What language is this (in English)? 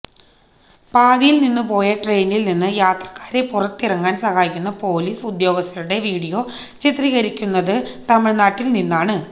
Malayalam